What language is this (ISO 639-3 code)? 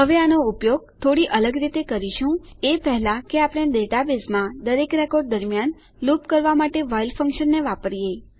guj